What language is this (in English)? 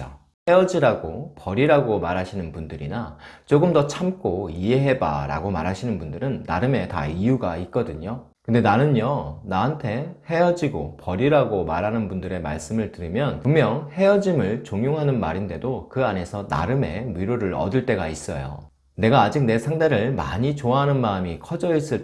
Korean